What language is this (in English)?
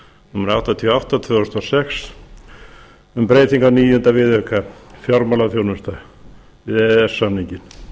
Icelandic